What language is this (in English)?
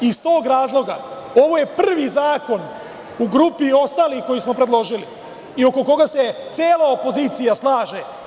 Serbian